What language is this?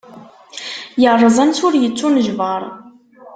Kabyle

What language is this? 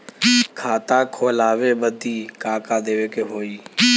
Bhojpuri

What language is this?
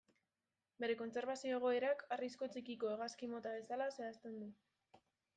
Basque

